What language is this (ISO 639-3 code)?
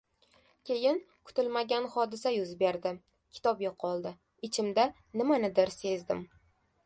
uzb